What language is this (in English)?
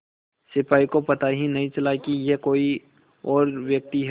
Hindi